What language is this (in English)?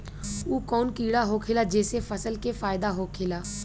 Bhojpuri